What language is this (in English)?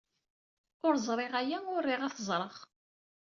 Kabyle